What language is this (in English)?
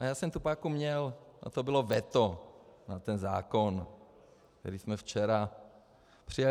Czech